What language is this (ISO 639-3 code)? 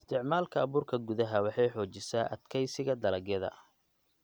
som